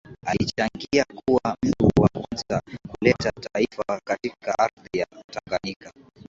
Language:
Swahili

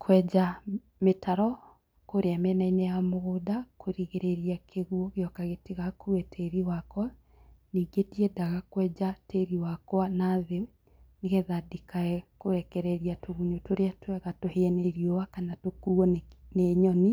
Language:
Kikuyu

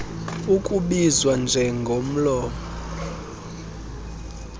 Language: Xhosa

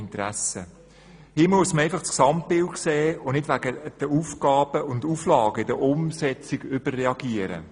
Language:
Swiss German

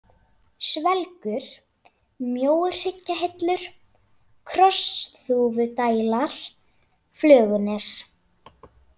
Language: Icelandic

